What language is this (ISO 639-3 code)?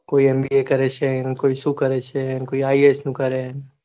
guj